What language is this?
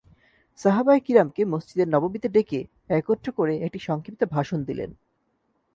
Bangla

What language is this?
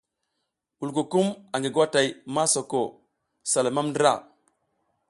South Giziga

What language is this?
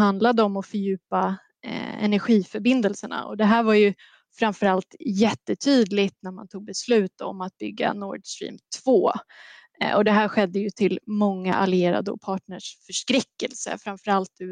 Swedish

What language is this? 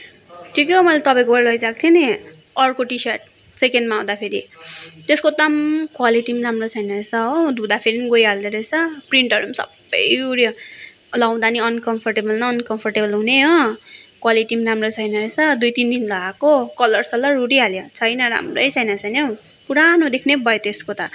Nepali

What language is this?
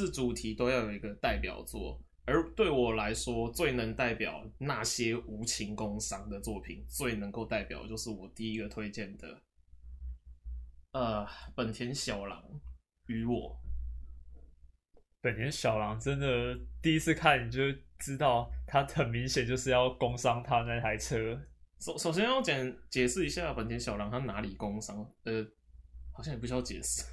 Chinese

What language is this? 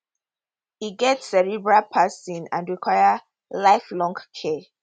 Nigerian Pidgin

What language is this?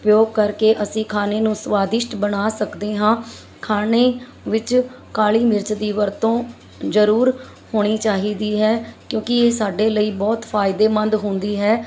Punjabi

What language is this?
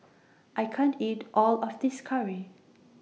English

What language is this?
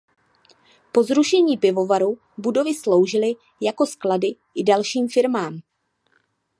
Czech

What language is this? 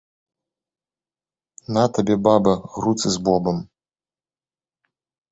Belarusian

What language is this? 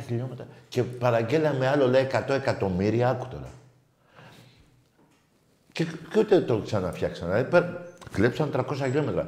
Greek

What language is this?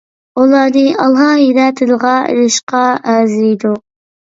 Uyghur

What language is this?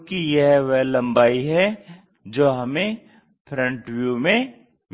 Hindi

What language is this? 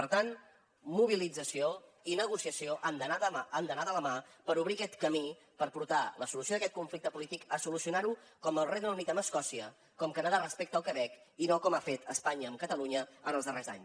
Catalan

